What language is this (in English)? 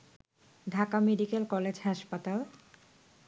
Bangla